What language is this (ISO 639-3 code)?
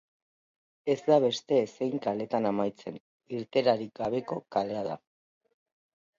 eus